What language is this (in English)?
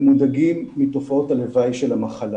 Hebrew